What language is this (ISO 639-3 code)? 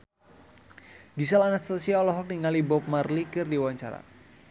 sun